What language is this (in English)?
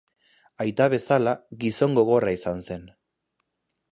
Basque